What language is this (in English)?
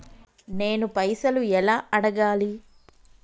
Telugu